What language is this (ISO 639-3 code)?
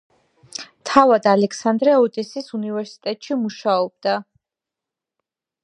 kat